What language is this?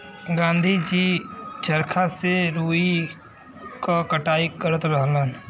Bhojpuri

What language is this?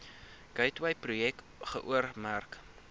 Afrikaans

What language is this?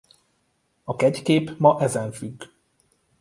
Hungarian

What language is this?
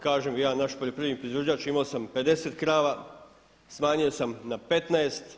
Croatian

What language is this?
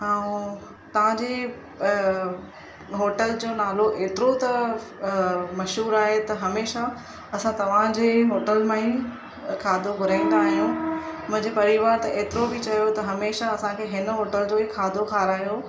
Sindhi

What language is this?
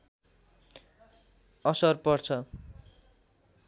Nepali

